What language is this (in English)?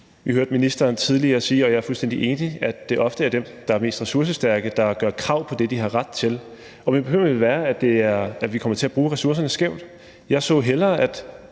Danish